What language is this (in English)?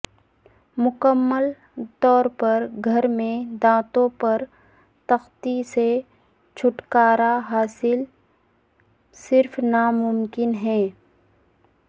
Urdu